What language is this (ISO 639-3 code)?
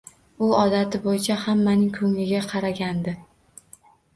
uzb